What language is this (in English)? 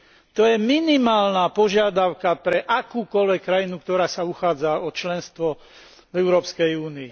Slovak